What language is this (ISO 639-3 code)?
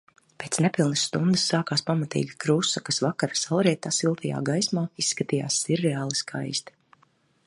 lav